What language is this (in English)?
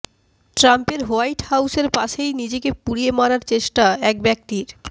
Bangla